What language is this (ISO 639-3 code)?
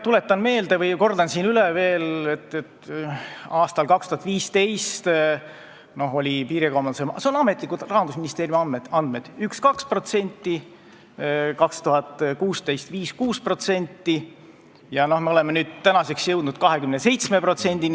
est